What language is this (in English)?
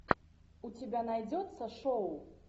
Russian